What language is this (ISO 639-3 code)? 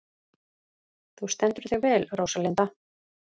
isl